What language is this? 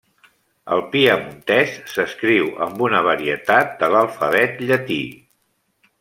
Catalan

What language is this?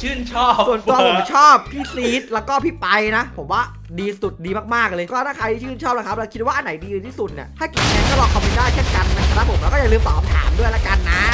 Thai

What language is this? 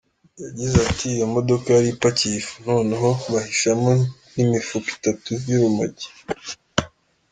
Kinyarwanda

